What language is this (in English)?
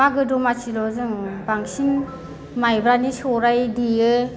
Bodo